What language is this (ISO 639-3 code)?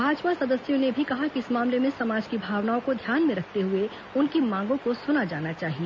hin